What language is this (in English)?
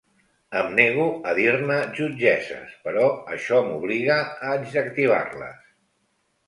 Catalan